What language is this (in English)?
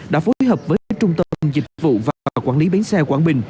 Vietnamese